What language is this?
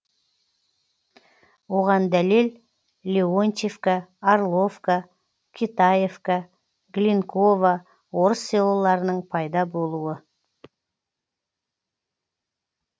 Kazakh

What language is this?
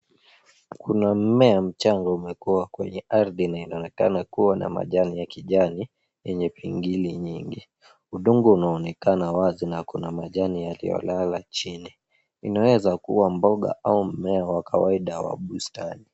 Swahili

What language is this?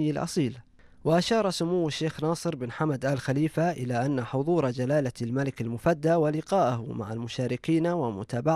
Arabic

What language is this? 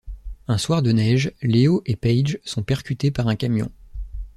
French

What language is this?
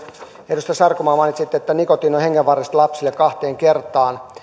Finnish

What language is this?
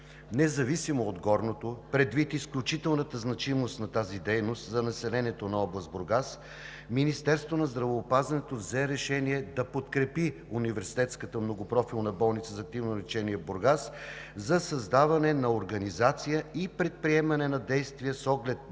Bulgarian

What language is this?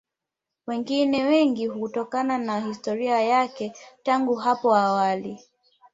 Swahili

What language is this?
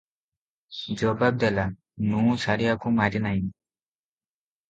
Odia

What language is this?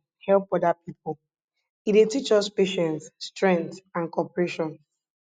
Nigerian Pidgin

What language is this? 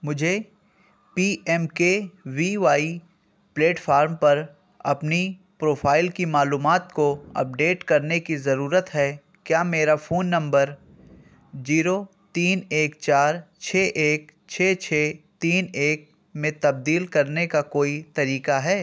Urdu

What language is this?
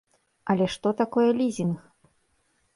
Belarusian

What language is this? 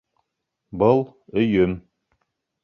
Bashkir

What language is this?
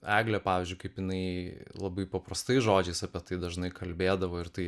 Lithuanian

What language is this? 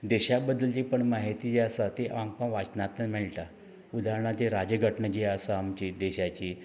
Konkani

